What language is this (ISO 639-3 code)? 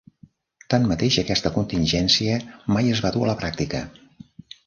cat